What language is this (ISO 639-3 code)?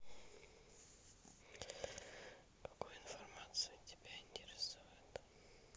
rus